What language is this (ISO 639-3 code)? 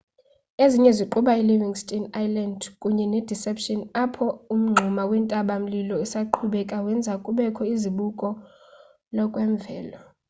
xho